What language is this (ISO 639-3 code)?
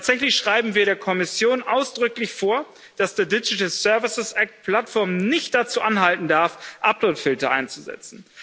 deu